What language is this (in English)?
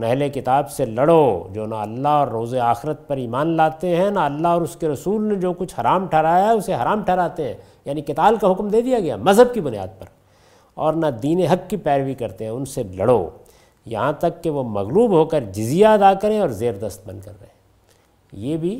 Urdu